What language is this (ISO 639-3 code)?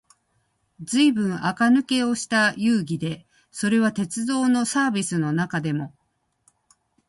jpn